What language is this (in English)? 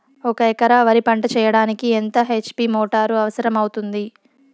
Telugu